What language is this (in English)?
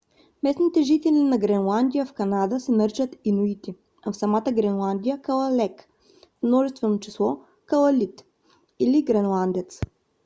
Bulgarian